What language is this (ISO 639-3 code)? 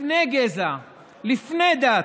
heb